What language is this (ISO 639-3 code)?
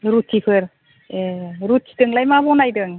brx